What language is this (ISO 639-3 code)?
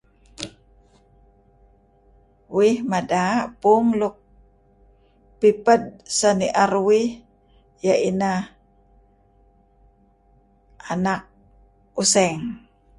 kzi